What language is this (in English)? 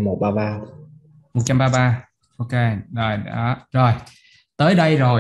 Vietnamese